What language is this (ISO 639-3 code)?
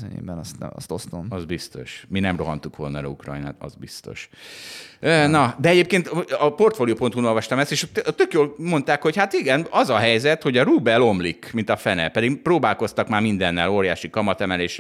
hun